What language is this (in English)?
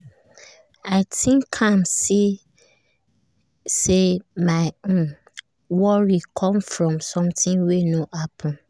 Nigerian Pidgin